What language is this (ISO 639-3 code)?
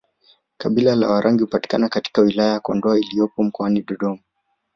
swa